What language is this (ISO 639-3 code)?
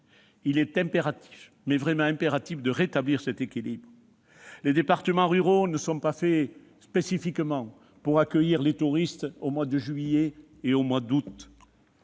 fra